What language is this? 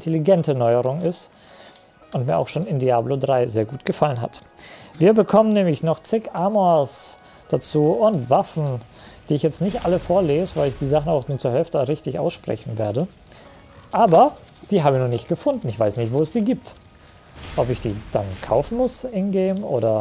German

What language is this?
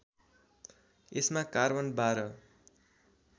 Nepali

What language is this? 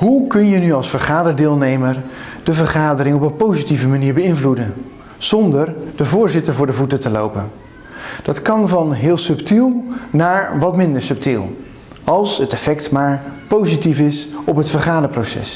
Dutch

